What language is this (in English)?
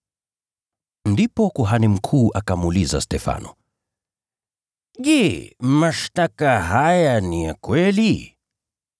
Swahili